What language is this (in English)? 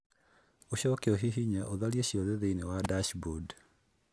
Kikuyu